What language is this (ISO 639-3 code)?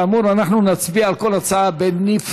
heb